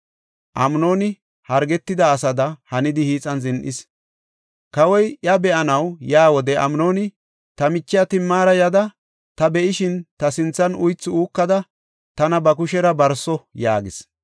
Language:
Gofa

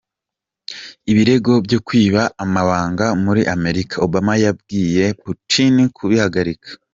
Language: Kinyarwanda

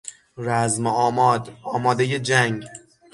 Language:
Persian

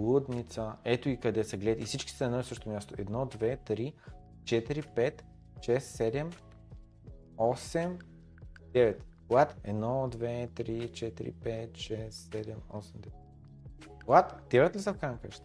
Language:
Bulgarian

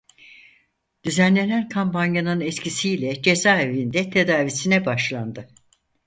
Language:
Turkish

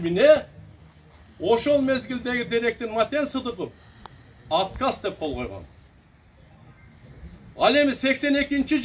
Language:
Turkish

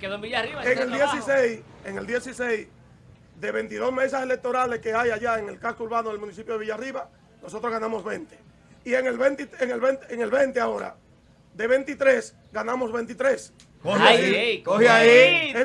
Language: Spanish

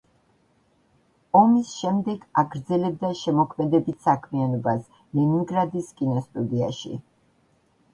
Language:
Georgian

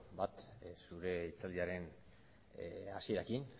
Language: Basque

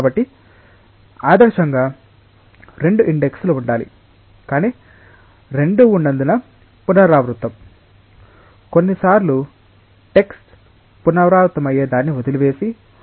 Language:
Telugu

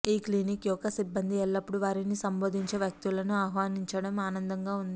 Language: Telugu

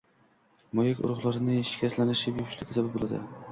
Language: Uzbek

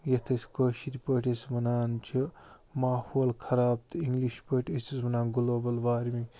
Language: Kashmiri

